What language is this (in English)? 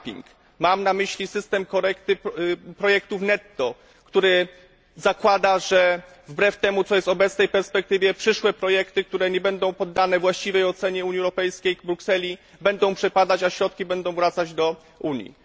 Polish